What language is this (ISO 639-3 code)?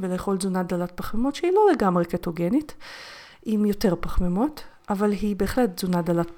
heb